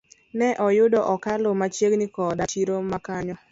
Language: Luo (Kenya and Tanzania)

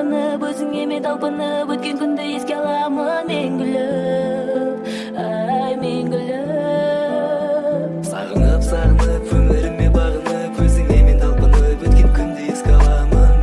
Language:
Kazakh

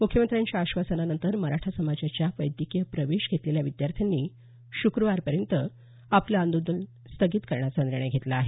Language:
Marathi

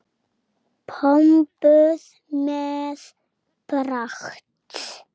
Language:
Icelandic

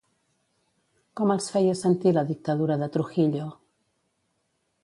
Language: Catalan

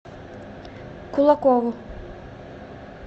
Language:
Russian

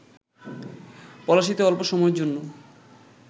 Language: Bangla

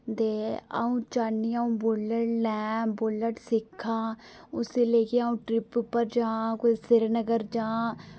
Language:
Dogri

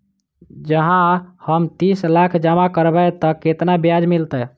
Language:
Maithili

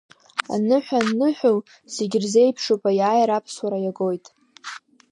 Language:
Abkhazian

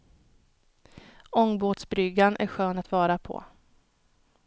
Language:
Swedish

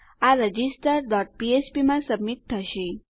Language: Gujarati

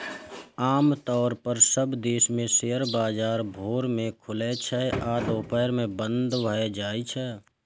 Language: Maithili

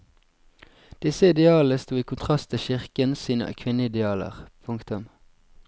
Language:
Norwegian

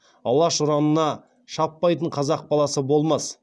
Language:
Kazakh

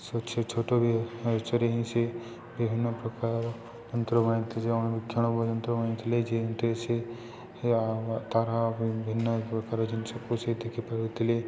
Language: Odia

